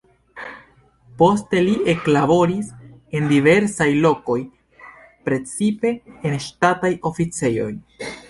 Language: Esperanto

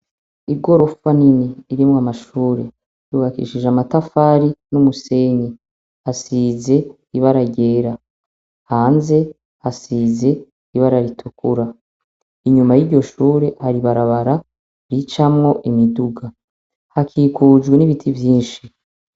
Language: Rundi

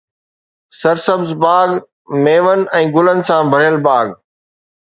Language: Sindhi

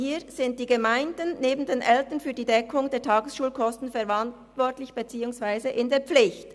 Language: Swiss German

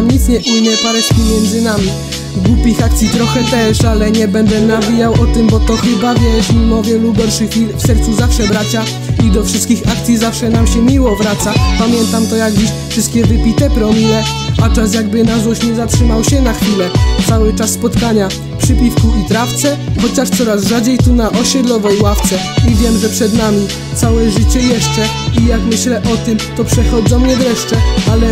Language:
Polish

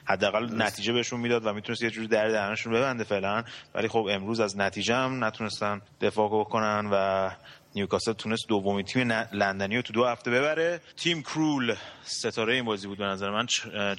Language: Persian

